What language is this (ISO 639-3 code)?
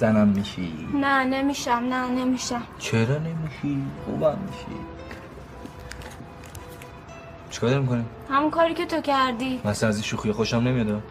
fas